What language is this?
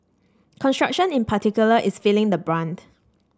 English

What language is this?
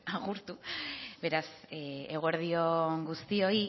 Basque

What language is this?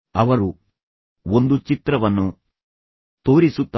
Kannada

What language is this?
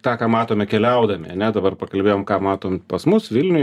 Lithuanian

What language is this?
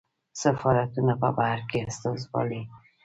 Pashto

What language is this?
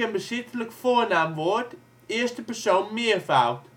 Dutch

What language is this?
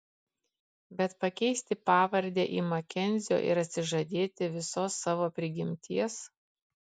Lithuanian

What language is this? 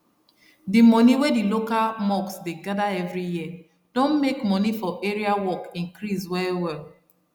Nigerian Pidgin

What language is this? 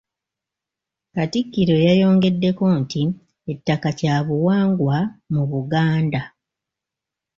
Ganda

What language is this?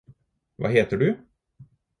Norwegian Bokmål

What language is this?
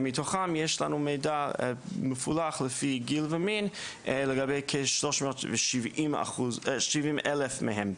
Hebrew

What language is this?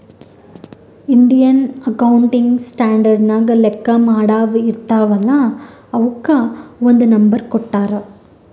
Kannada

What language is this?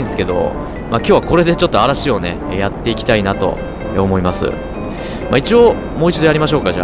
Japanese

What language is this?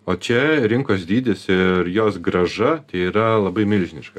Lithuanian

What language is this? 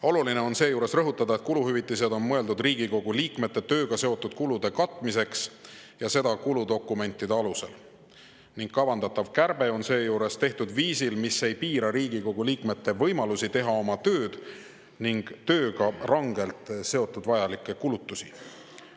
Estonian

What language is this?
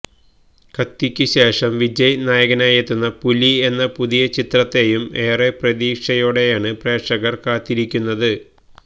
Malayalam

